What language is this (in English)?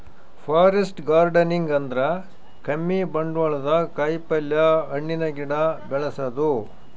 Kannada